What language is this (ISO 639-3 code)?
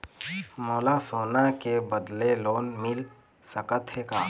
hne